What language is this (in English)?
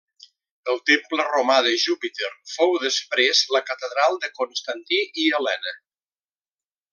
Catalan